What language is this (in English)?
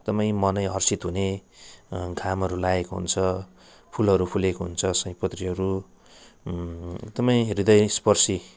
Nepali